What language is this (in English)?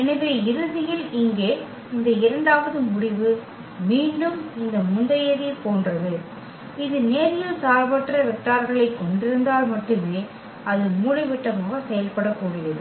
Tamil